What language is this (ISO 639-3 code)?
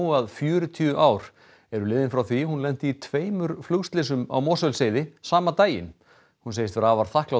isl